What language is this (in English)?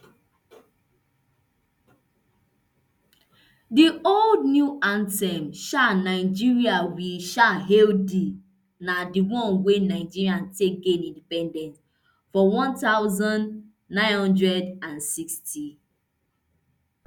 Nigerian Pidgin